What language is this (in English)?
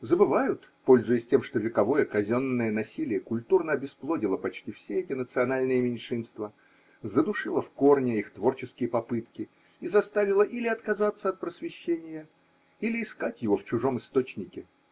Russian